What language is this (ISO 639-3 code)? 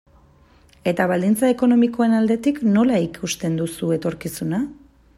eus